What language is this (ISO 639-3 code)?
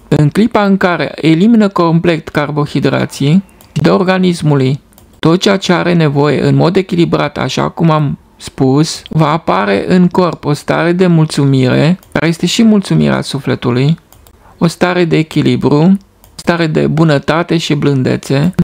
ron